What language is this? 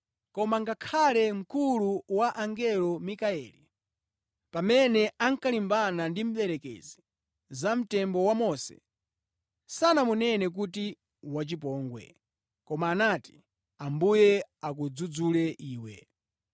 Nyanja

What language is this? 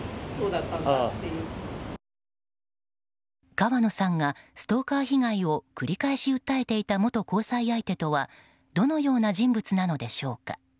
Japanese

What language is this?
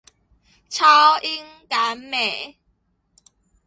Chinese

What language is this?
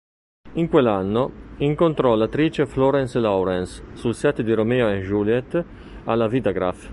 Italian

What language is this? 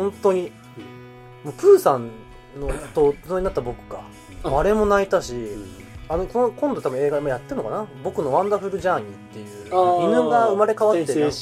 Japanese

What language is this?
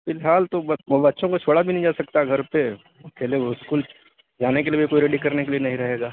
Urdu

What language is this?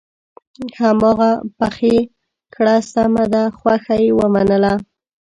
Pashto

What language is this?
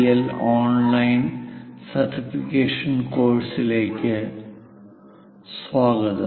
Malayalam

